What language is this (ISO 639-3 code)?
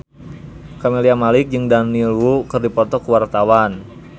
sun